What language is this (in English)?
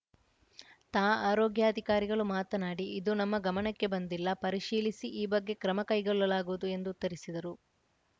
Kannada